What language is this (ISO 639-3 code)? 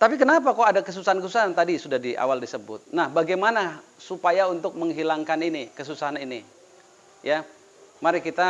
ind